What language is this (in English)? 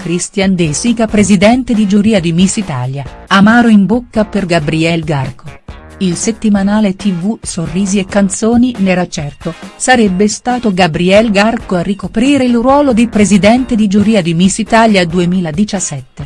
Italian